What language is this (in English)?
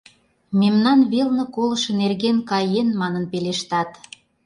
Mari